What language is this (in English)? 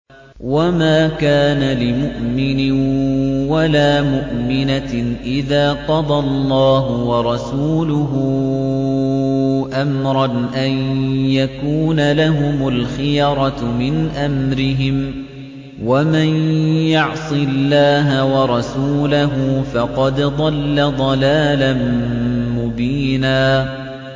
Arabic